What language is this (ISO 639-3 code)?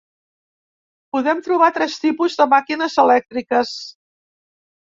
cat